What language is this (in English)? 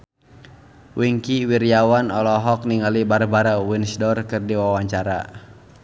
Sundanese